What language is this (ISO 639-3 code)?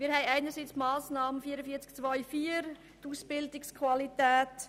gsw